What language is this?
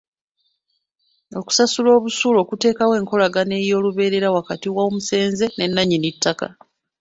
Ganda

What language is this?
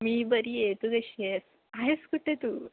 Marathi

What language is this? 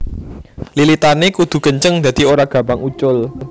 Javanese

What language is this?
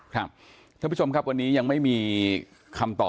Thai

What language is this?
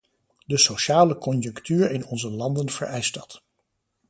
Dutch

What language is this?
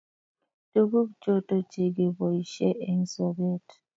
Kalenjin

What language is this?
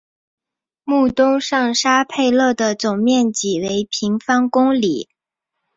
Chinese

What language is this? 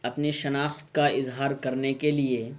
Urdu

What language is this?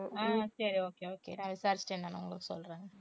Tamil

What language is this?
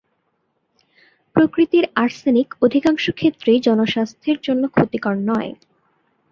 Bangla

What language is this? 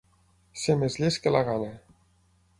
Catalan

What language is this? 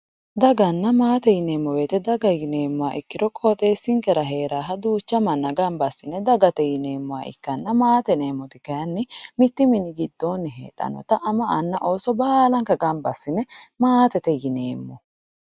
Sidamo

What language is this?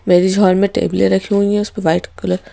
Hindi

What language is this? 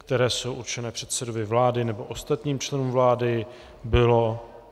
Czech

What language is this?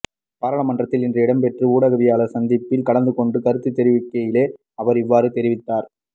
Tamil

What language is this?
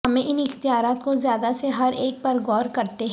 Urdu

